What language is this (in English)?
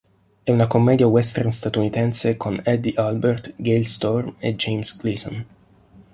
Italian